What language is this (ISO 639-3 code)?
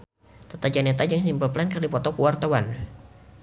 sun